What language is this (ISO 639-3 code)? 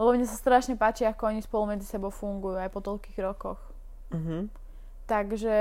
slk